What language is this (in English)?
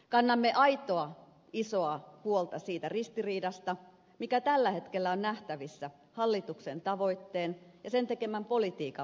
Finnish